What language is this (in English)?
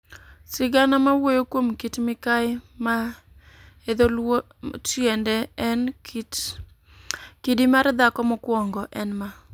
Luo (Kenya and Tanzania)